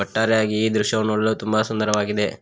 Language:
Kannada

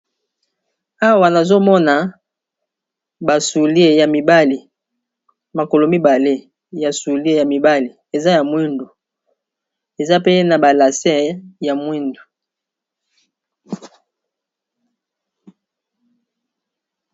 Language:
Lingala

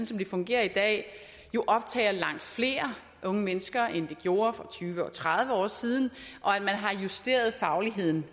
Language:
Danish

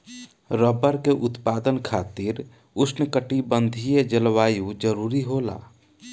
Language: Bhojpuri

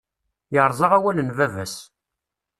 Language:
Kabyle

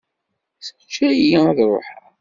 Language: Kabyle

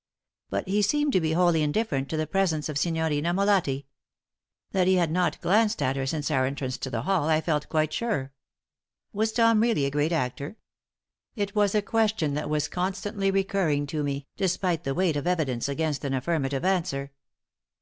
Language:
English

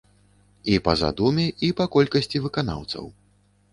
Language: Belarusian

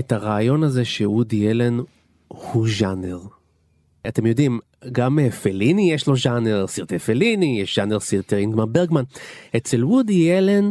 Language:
Hebrew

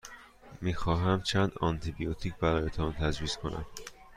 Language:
Persian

